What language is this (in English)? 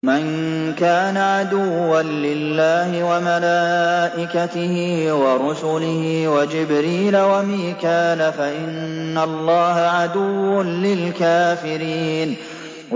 Arabic